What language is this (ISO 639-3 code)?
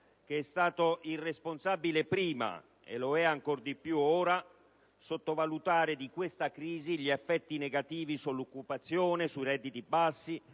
ita